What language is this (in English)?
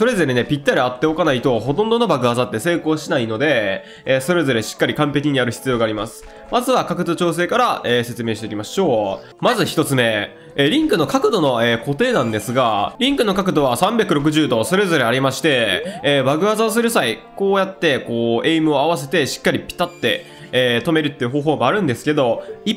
Japanese